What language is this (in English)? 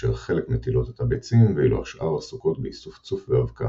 Hebrew